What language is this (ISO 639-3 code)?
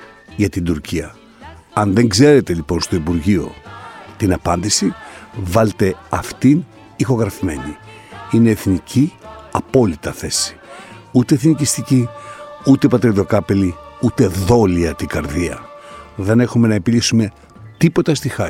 ell